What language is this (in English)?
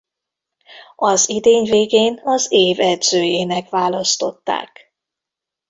Hungarian